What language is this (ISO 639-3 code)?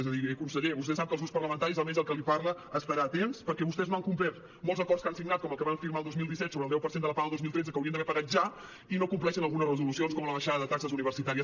cat